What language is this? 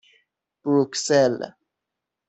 Persian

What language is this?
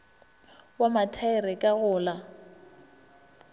Northern Sotho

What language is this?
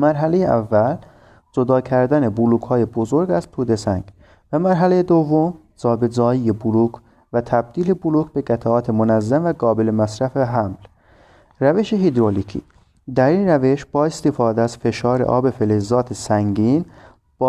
Persian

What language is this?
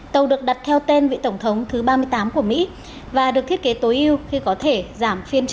Vietnamese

